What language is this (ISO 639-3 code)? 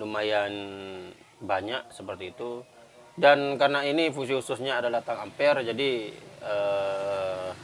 ind